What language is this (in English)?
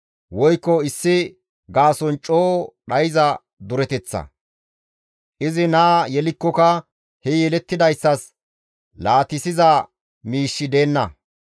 Gamo